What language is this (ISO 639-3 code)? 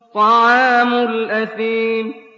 ara